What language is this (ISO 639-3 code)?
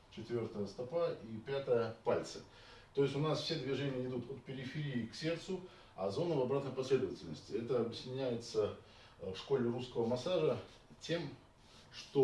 rus